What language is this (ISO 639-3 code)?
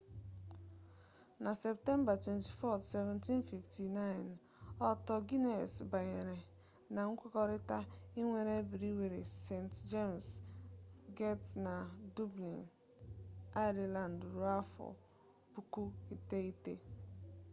ibo